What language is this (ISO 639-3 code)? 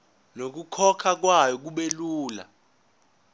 zul